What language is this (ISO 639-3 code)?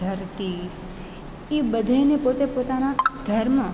guj